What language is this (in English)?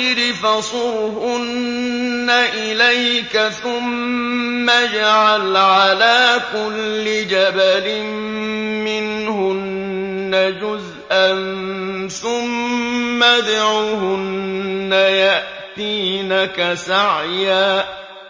Arabic